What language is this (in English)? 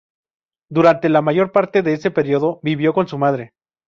Spanish